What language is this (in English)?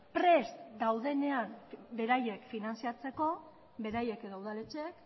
Basque